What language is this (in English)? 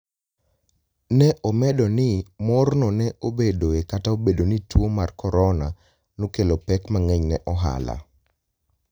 Luo (Kenya and Tanzania)